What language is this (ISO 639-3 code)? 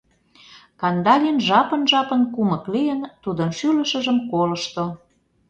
chm